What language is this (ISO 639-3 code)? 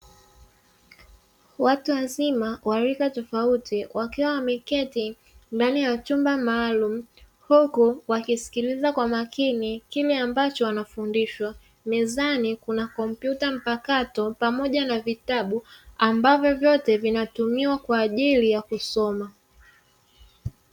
swa